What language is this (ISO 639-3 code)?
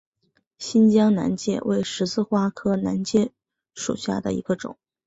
zho